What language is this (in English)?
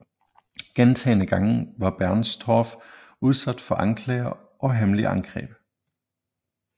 Danish